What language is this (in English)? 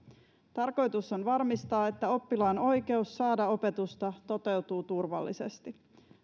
Finnish